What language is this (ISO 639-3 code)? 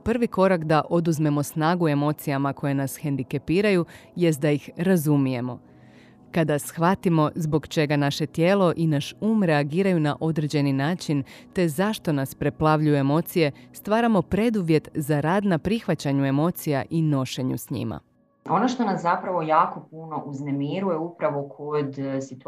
hrv